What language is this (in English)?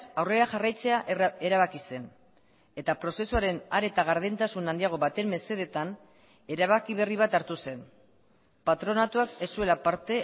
Basque